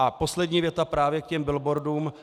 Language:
Czech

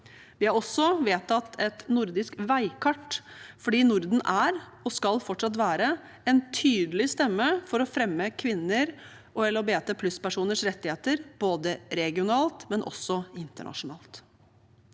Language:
Norwegian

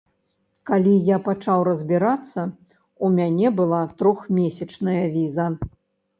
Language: Belarusian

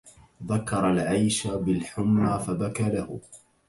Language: Arabic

